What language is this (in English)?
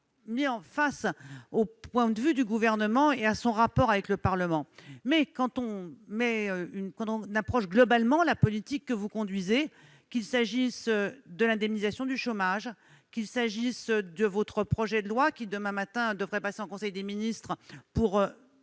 French